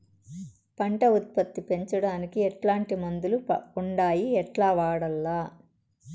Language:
Telugu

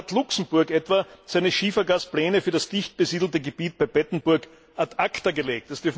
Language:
German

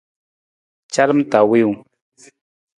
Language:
Nawdm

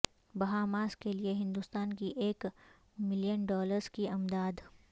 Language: Urdu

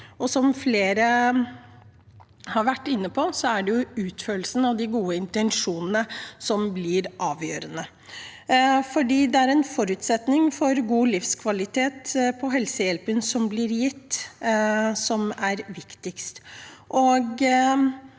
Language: Norwegian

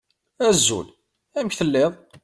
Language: Kabyle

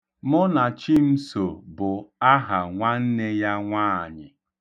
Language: Igbo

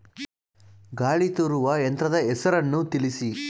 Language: Kannada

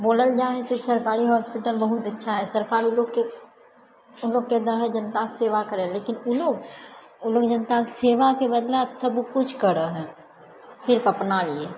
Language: Maithili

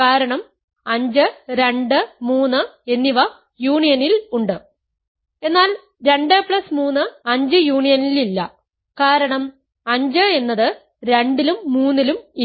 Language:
Malayalam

